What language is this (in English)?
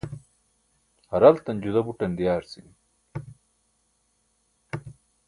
Burushaski